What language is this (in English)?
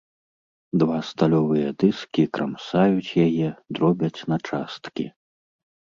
Belarusian